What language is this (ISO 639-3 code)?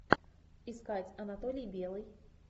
rus